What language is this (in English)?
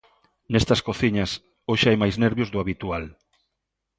Galician